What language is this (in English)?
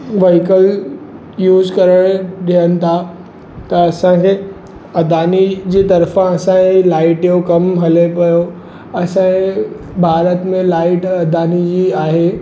Sindhi